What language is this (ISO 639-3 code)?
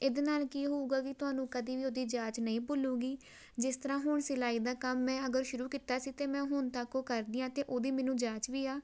pan